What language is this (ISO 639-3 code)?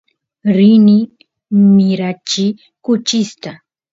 qus